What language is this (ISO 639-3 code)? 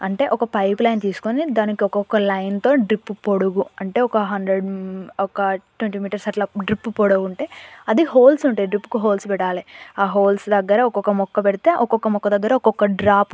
tel